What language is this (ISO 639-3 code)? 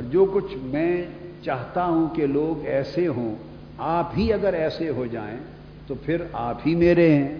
urd